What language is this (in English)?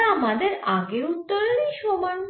Bangla